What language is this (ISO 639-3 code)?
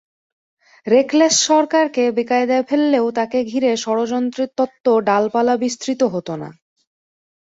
ben